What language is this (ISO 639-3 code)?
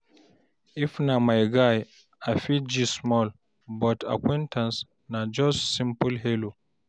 pcm